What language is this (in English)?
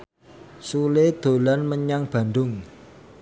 Javanese